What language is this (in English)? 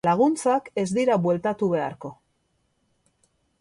Basque